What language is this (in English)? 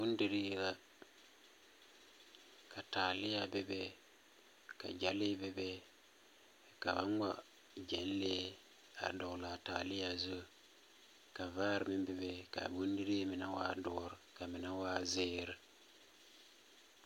Southern Dagaare